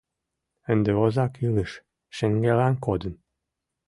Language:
Mari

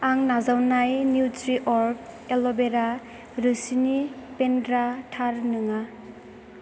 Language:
Bodo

